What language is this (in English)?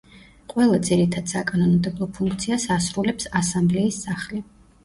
Georgian